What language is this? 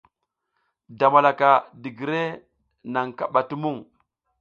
South Giziga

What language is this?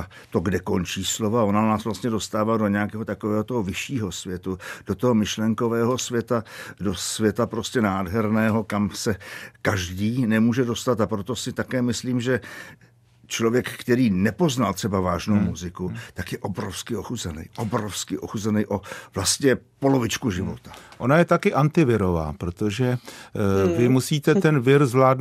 Czech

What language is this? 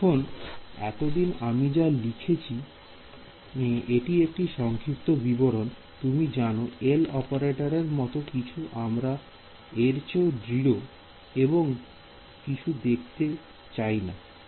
Bangla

